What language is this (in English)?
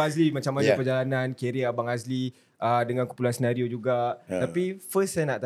Malay